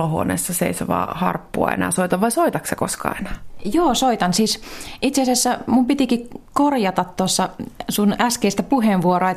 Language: Finnish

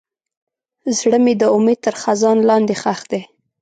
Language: Pashto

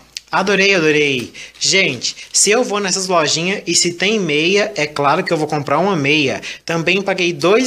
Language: Portuguese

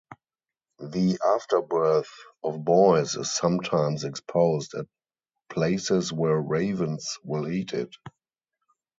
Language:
English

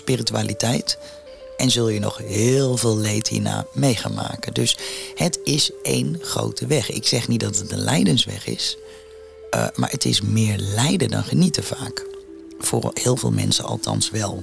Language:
Dutch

